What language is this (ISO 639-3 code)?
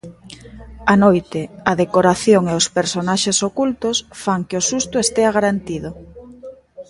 glg